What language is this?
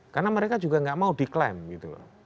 Indonesian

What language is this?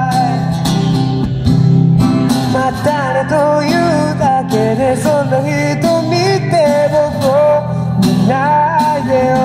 Japanese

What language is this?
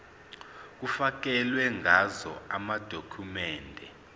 Zulu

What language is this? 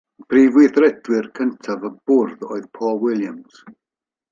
Welsh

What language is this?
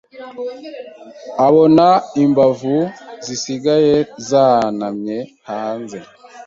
Kinyarwanda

